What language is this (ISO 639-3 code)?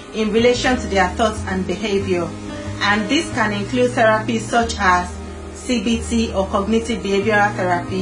eng